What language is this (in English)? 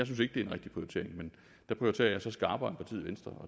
Danish